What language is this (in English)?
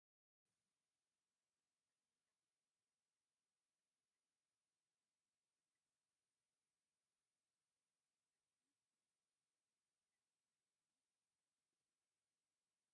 Tigrinya